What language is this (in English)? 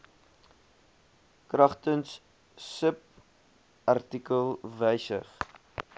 Afrikaans